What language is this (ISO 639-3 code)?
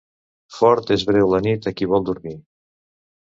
cat